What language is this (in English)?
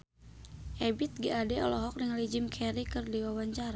Sundanese